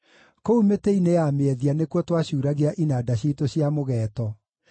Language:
Kikuyu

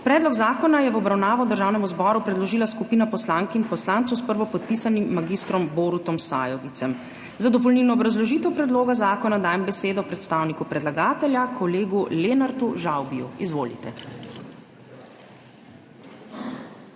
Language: Slovenian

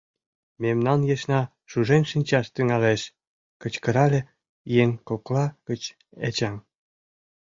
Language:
Mari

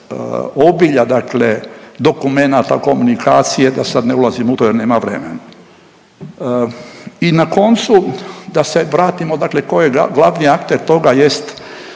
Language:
Croatian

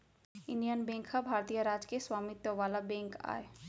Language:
Chhattisgarhi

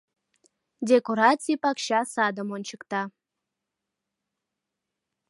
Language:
Mari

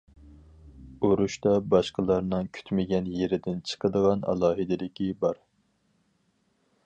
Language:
Uyghur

